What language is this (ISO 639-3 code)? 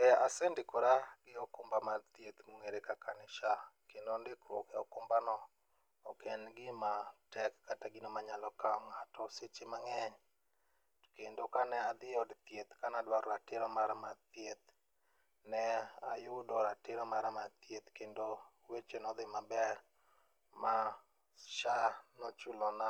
luo